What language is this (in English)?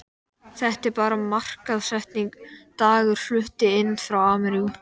Icelandic